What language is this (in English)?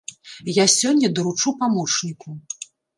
Belarusian